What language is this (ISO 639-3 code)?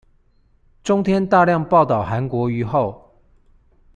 zho